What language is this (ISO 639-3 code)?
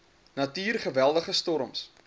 afr